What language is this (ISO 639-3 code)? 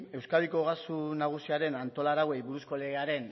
eus